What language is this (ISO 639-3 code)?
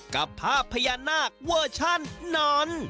tha